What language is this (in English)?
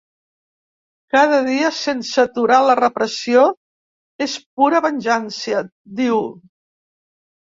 Catalan